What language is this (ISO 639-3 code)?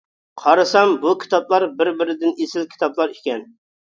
uig